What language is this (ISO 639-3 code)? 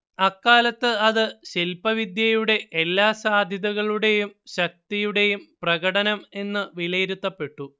mal